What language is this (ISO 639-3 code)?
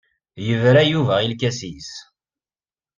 kab